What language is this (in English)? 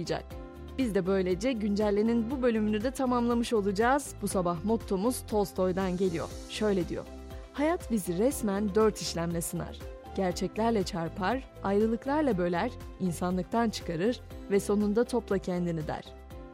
Turkish